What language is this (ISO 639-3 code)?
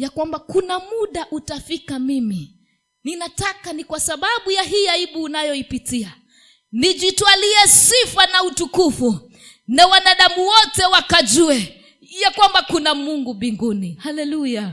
swa